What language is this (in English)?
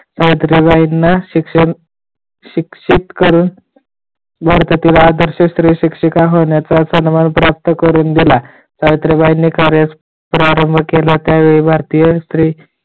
Marathi